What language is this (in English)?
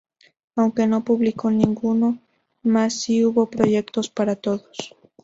Spanish